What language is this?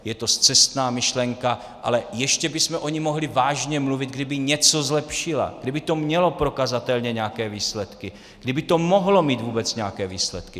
Czech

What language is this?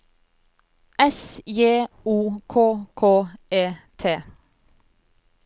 Norwegian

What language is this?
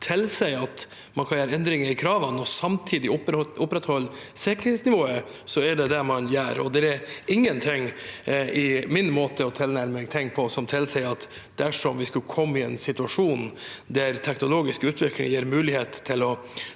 Norwegian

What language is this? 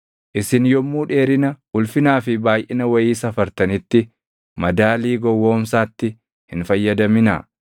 Oromo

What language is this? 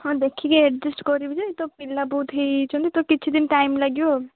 Odia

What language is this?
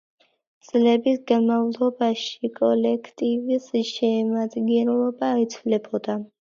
Georgian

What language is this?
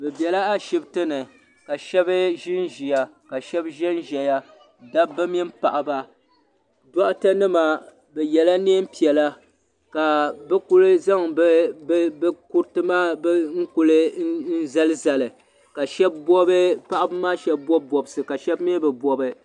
Dagbani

